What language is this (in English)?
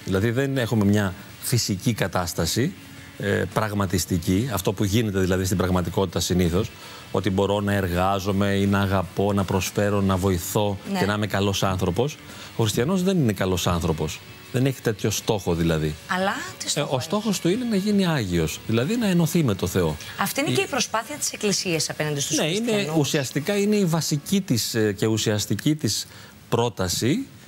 Greek